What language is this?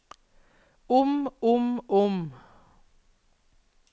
Norwegian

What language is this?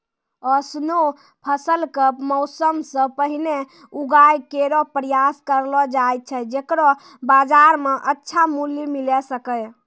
Maithili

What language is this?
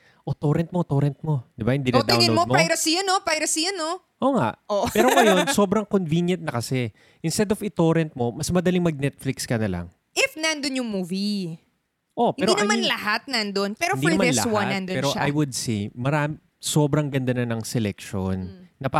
Filipino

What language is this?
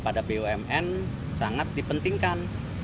Indonesian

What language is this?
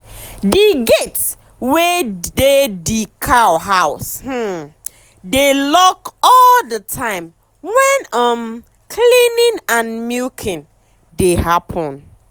Nigerian Pidgin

